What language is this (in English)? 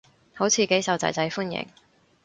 Cantonese